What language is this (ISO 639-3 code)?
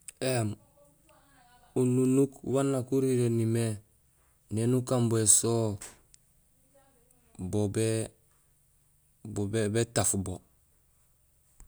gsl